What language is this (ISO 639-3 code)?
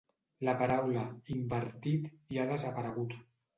cat